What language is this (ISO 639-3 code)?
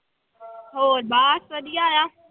pan